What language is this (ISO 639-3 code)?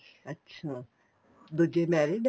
pan